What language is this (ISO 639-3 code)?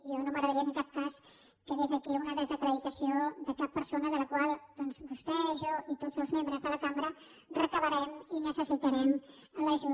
cat